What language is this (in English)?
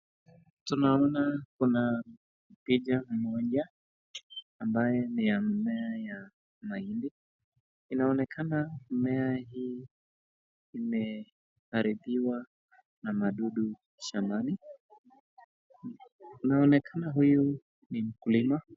Swahili